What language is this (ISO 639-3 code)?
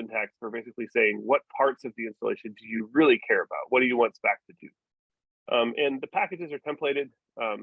eng